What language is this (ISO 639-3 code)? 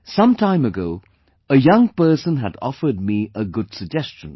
eng